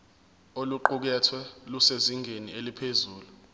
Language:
Zulu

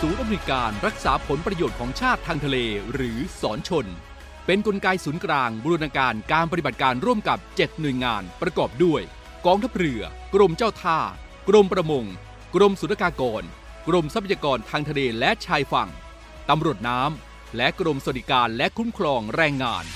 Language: Thai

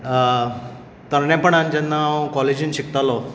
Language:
Konkani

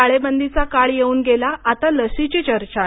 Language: Marathi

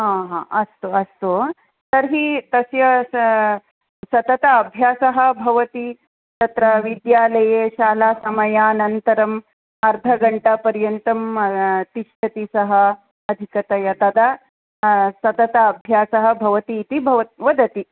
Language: Sanskrit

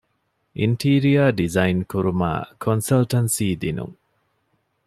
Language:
Divehi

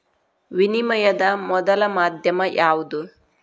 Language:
Kannada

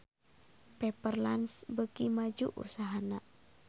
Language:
Sundanese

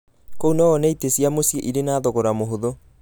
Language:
Kikuyu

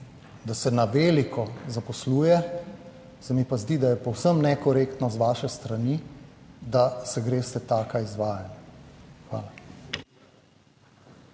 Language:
Slovenian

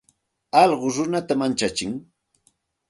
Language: Santa Ana de Tusi Pasco Quechua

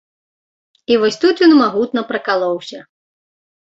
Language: Belarusian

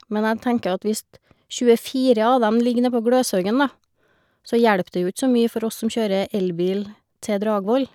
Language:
Norwegian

